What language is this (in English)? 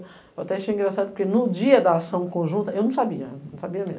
Portuguese